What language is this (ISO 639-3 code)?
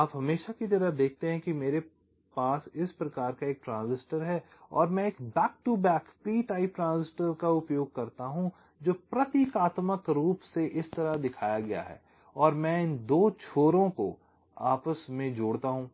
hin